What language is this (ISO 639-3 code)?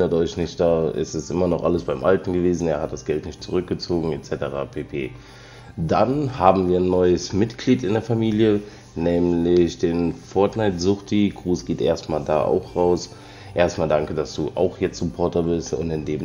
deu